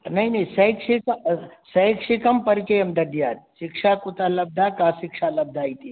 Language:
Sanskrit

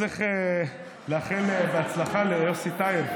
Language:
Hebrew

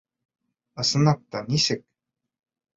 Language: Bashkir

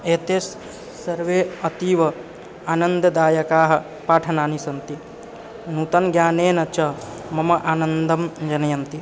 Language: Sanskrit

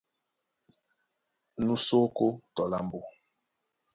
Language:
Duala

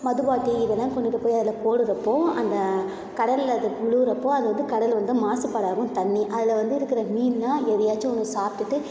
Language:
Tamil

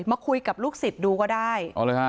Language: Thai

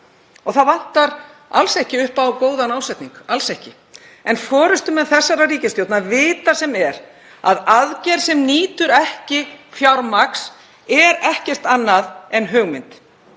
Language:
Icelandic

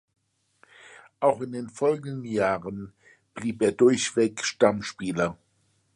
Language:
German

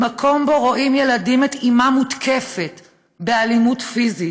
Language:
Hebrew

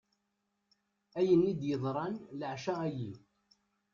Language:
Kabyle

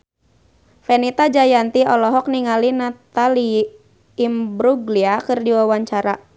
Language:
Sundanese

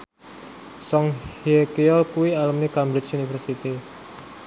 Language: Javanese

